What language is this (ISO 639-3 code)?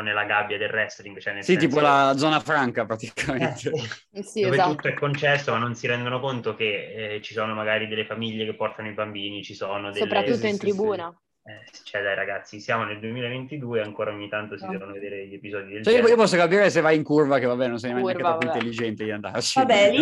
ita